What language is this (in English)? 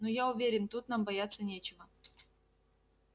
Russian